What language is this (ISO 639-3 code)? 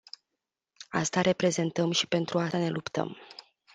ron